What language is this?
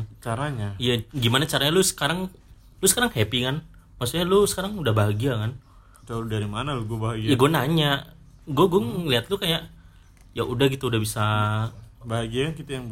Indonesian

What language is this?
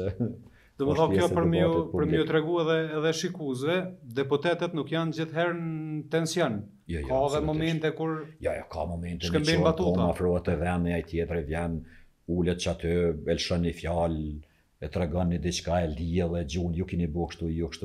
Norwegian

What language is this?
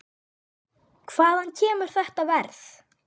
Icelandic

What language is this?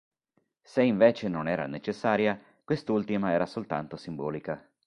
Italian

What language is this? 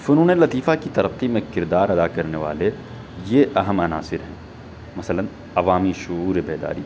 Urdu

